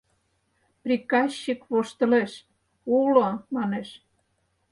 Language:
Mari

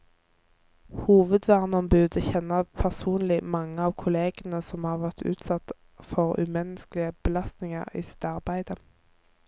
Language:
Norwegian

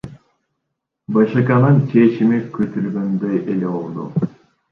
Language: Kyrgyz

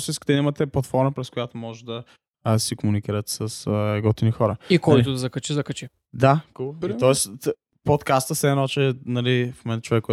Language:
Bulgarian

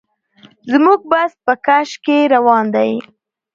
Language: Pashto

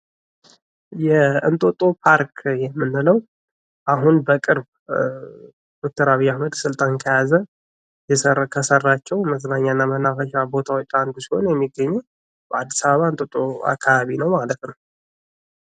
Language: Amharic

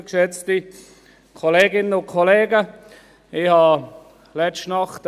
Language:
Swiss German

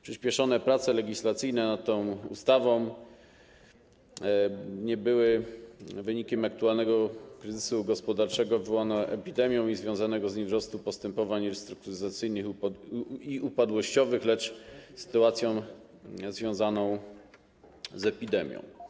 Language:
Polish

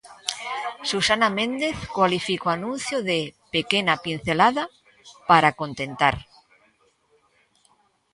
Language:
Galician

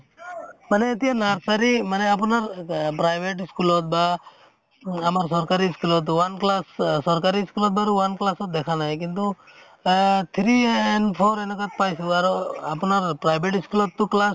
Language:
Assamese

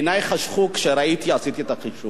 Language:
Hebrew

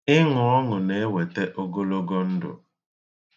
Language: Igbo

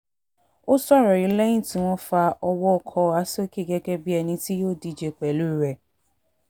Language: Yoruba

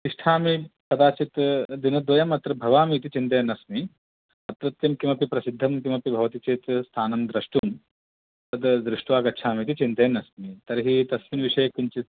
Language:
Sanskrit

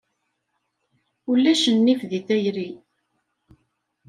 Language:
Kabyle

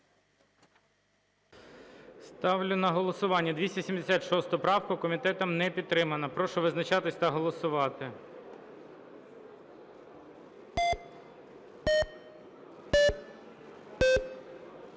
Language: Ukrainian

